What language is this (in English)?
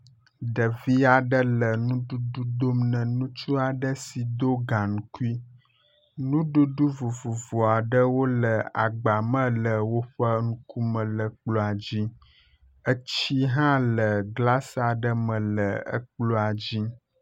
Ewe